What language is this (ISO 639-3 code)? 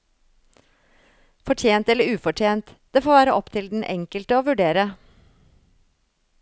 nor